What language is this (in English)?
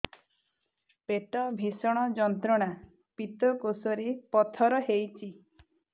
Odia